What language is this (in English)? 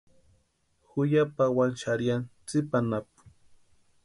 Western Highland Purepecha